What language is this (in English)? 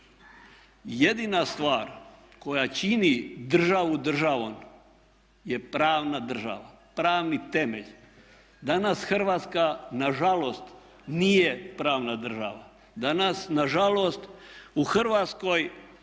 Croatian